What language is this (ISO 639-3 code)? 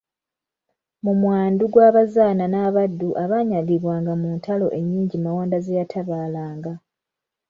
lug